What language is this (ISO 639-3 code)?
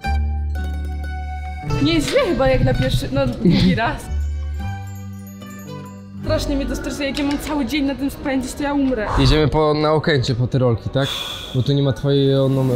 pol